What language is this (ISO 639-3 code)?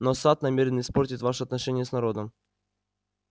rus